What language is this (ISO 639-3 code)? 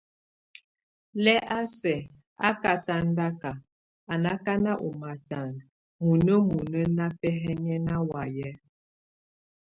tvu